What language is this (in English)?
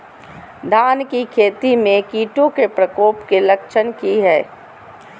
Magahi